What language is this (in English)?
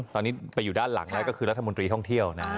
Thai